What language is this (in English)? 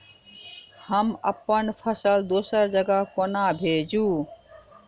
Maithili